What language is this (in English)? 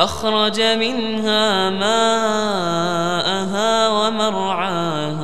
Arabic